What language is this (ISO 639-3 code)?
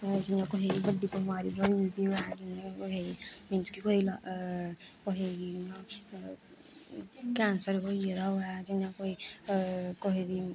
doi